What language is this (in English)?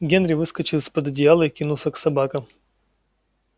Russian